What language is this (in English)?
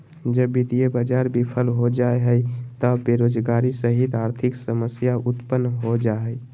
Magahi